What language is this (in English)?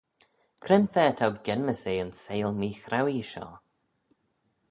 Manx